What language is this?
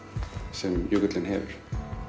Icelandic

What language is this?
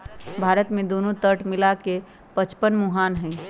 Magahi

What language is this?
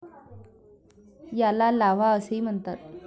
Marathi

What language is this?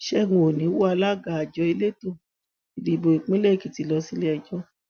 Yoruba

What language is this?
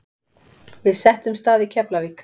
Icelandic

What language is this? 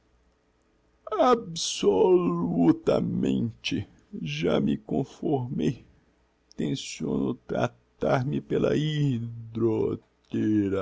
Portuguese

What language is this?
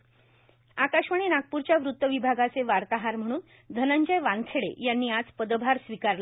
Marathi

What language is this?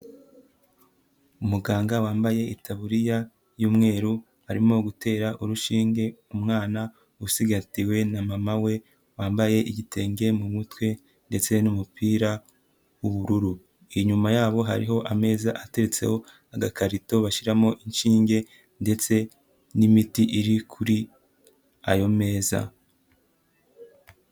Kinyarwanda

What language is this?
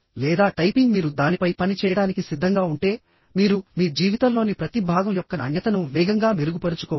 Telugu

